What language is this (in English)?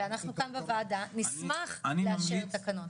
Hebrew